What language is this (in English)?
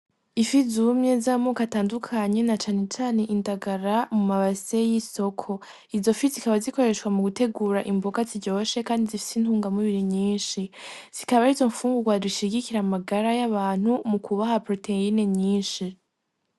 Rundi